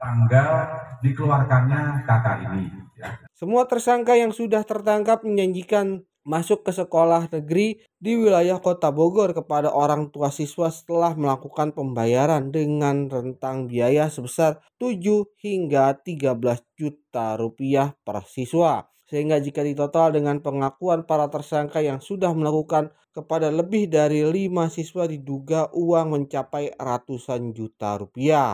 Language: Indonesian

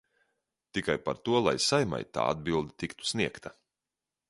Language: Latvian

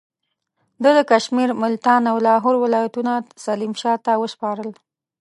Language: Pashto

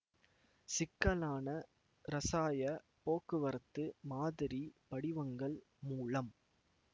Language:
Tamil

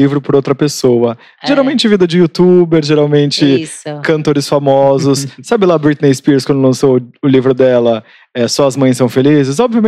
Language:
Portuguese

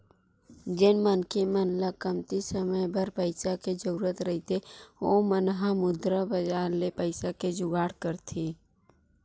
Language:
Chhattisgarhi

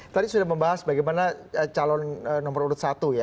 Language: Indonesian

